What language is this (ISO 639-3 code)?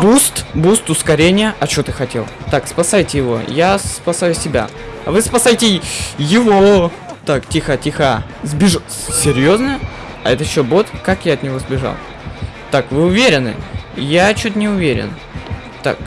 rus